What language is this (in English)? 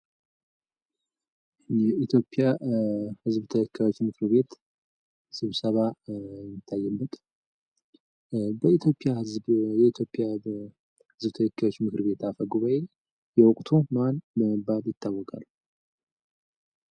Amharic